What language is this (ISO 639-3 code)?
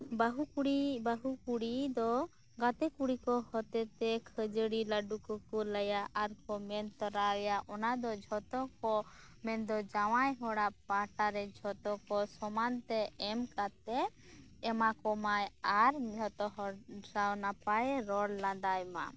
sat